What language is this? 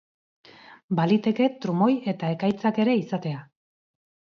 Basque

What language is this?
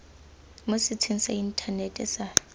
Tswana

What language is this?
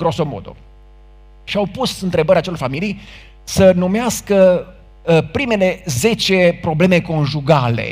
Romanian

